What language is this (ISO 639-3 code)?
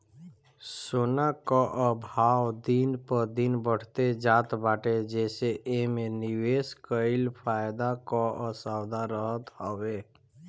bho